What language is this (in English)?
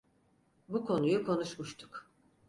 Turkish